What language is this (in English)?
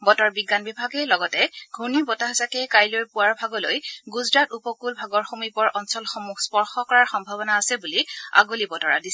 Assamese